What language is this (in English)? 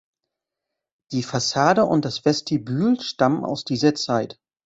German